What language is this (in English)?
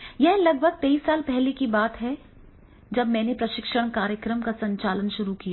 Hindi